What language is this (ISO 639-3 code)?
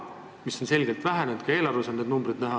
est